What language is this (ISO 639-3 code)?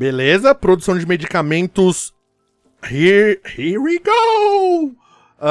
por